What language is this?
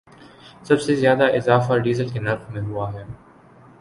Urdu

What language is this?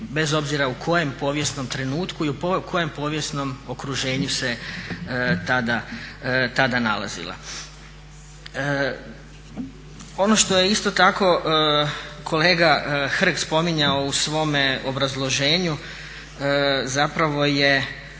Croatian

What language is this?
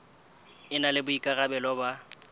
Southern Sotho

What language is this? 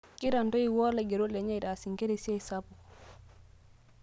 Masai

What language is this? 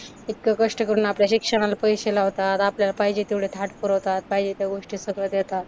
Marathi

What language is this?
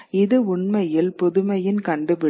Tamil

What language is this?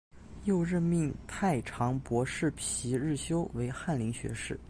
Chinese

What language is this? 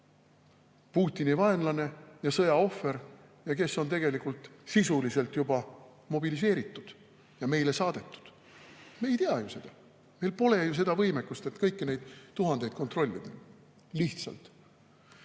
Estonian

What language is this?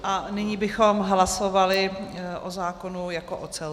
Czech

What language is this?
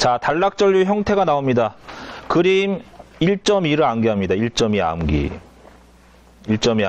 Korean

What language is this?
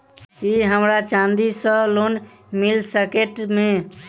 Maithili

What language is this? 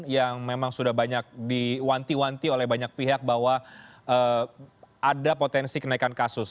Indonesian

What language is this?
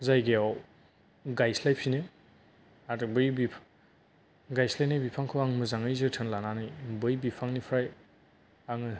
Bodo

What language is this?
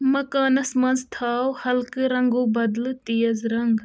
Kashmiri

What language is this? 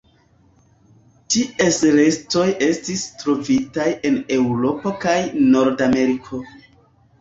Esperanto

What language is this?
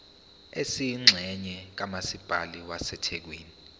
Zulu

